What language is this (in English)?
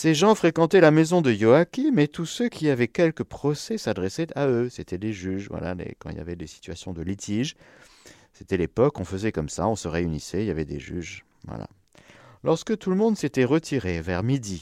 French